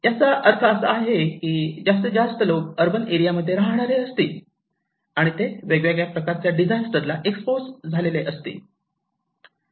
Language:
Marathi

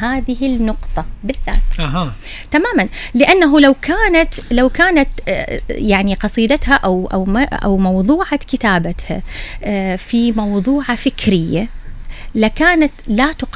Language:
Arabic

